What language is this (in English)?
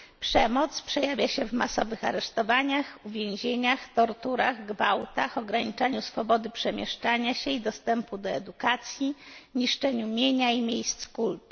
Polish